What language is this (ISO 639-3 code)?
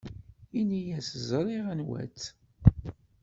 kab